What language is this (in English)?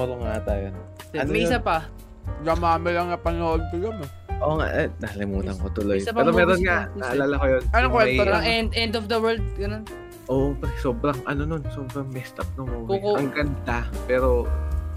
Filipino